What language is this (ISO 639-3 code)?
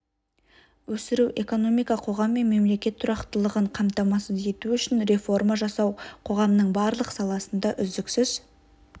kaz